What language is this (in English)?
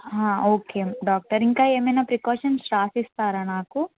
Telugu